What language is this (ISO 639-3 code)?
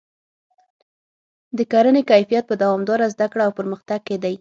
pus